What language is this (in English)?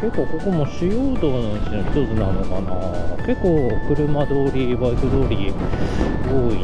Japanese